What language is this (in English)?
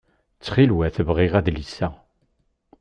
Kabyle